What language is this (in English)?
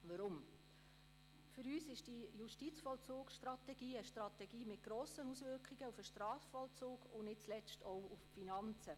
Swiss German